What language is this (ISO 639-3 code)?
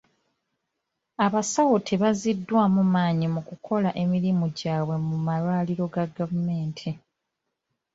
lug